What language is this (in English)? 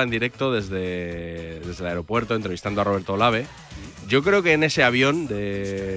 Spanish